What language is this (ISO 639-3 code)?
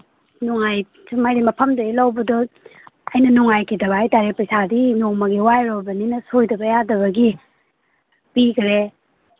mni